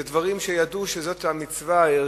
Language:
Hebrew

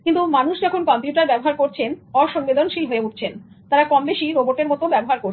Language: Bangla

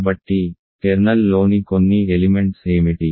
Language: Telugu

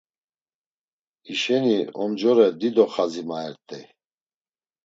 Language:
Laz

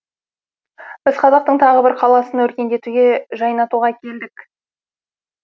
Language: Kazakh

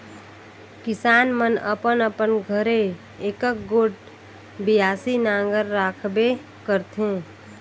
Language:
Chhattisgarhi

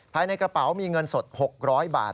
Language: Thai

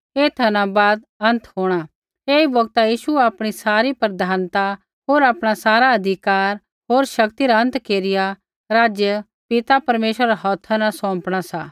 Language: Kullu Pahari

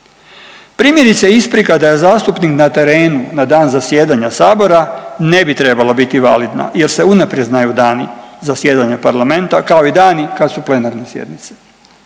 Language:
Croatian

